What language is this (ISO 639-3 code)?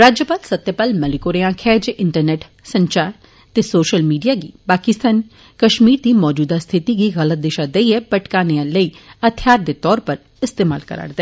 doi